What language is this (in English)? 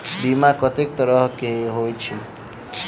Maithili